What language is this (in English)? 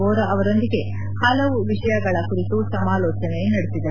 Kannada